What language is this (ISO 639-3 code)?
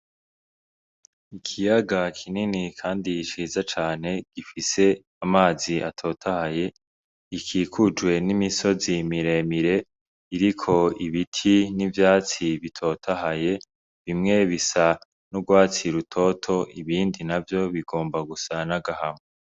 run